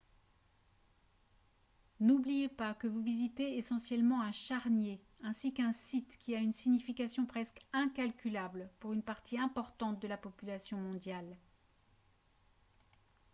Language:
French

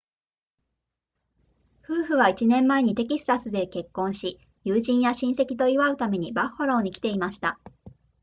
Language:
Japanese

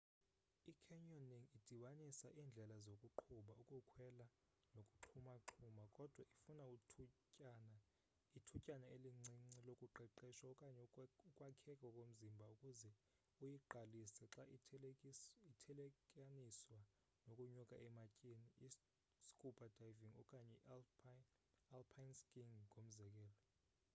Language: Xhosa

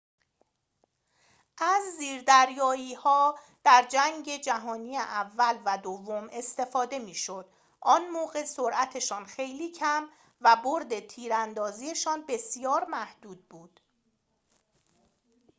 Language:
Persian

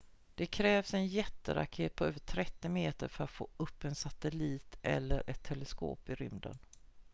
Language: Swedish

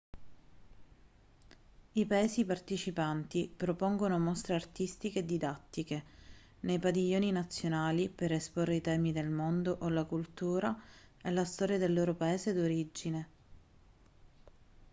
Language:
Italian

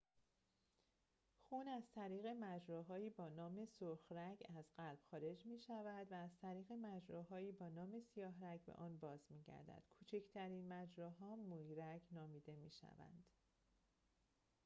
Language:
Persian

